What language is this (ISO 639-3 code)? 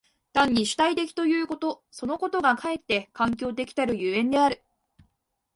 jpn